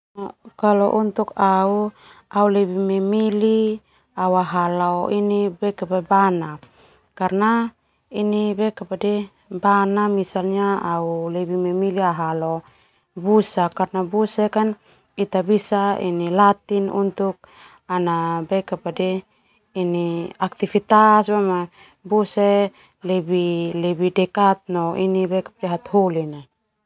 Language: Termanu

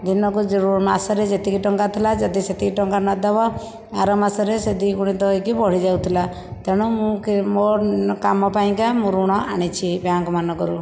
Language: Odia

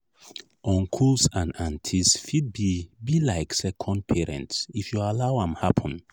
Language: Nigerian Pidgin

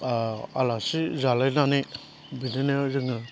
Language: Bodo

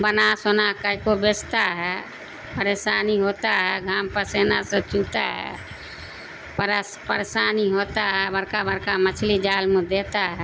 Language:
Urdu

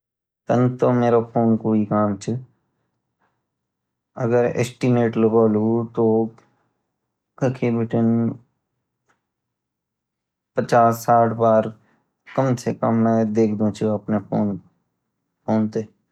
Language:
Garhwali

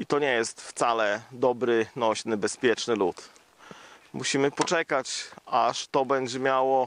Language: Polish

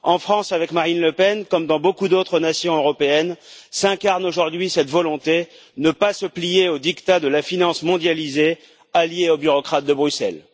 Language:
French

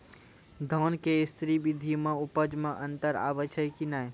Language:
Maithili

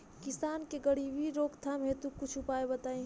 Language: Bhojpuri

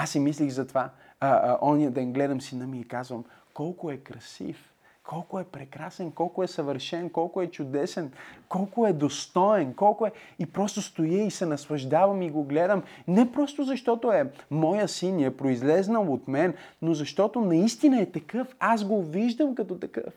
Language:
Bulgarian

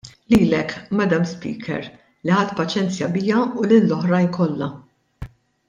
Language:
Maltese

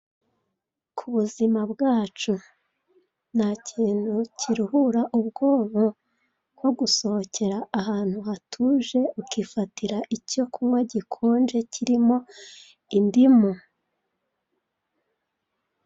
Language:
Kinyarwanda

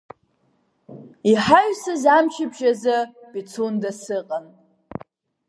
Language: Abkhazian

